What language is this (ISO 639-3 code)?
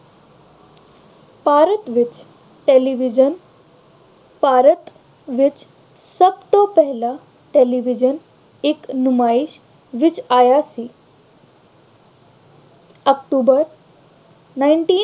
pan